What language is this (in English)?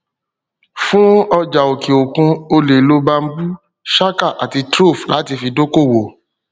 Yoruba